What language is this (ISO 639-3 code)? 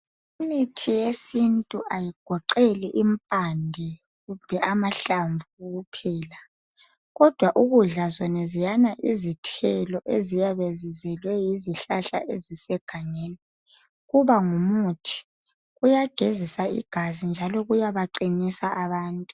nde